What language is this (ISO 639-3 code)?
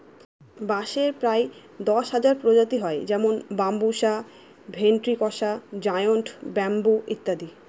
ben